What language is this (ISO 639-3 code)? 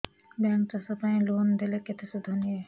ori